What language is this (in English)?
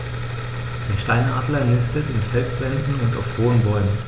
German